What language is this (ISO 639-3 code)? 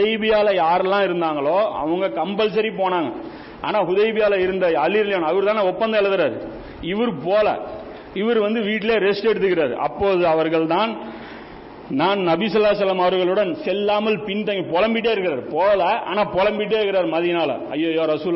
tam